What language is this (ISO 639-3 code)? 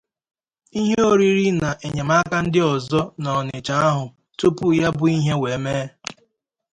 ibo